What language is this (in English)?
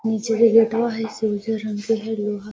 Magahi